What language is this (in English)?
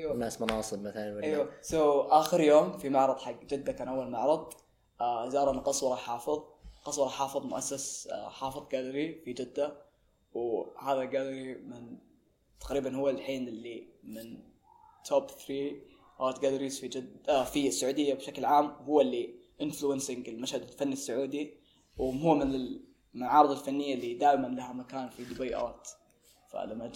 Arabic